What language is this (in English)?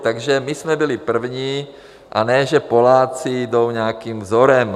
Czech